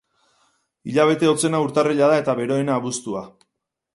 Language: Basque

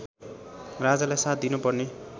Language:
Nepali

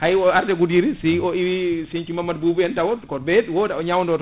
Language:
Fula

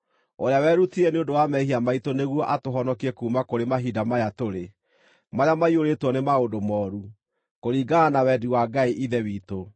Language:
Kikuyu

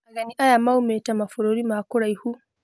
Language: Kikuyu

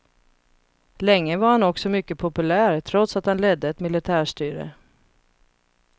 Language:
Swedish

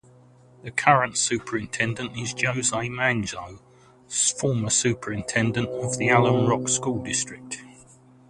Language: English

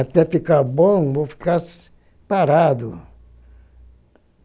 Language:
Portuguese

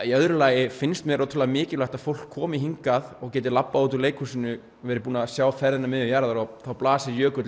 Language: Icelandic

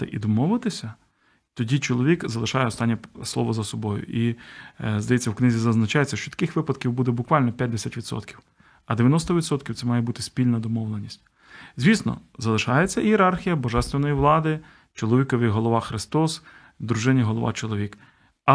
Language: Ukrainian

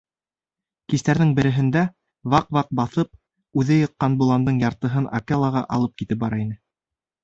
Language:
Bashkir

